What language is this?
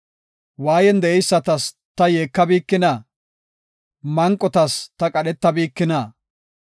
Gofa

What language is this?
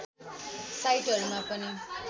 Nepali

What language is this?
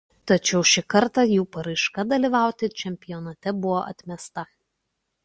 Lithuanian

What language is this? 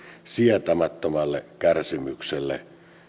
Finnish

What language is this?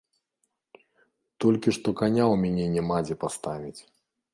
Belarusian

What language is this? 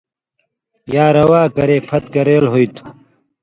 Indus Kohistani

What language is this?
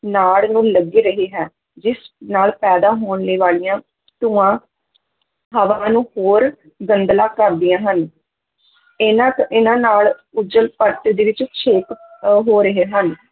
Punjabi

